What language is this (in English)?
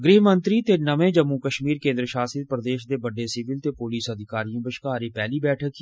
Dogri